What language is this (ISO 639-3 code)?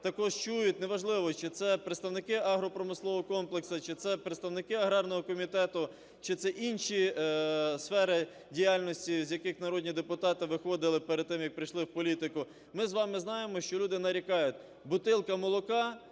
ukr